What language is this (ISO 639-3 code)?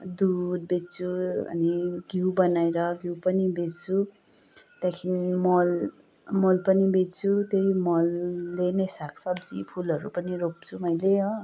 nep